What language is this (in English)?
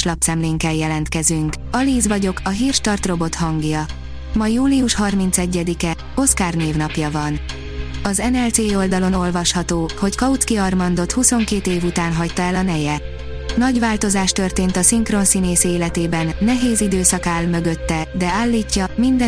Hungarian